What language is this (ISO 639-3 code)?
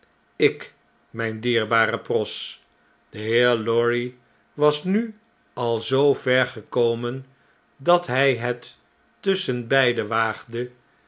nld